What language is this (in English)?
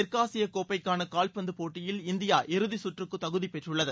Tamil